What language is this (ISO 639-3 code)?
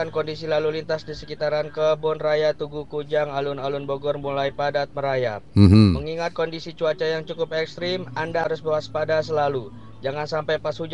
ind